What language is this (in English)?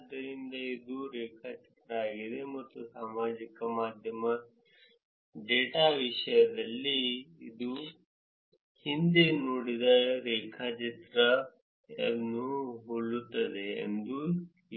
Kannada